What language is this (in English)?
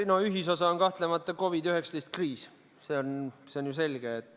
Estonian